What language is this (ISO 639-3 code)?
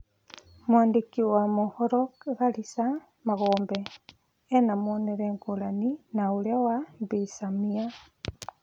kik